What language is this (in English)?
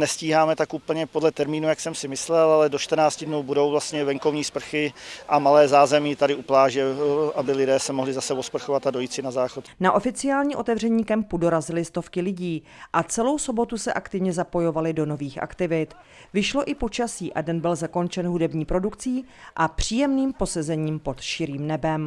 Czech